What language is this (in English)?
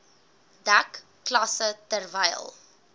Afrikaans